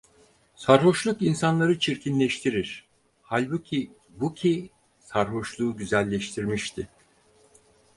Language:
Turkish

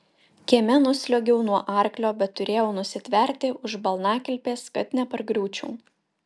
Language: Lithuanian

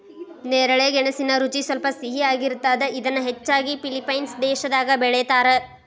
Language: Kannada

